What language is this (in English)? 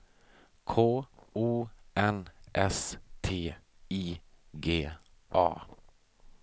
Swedish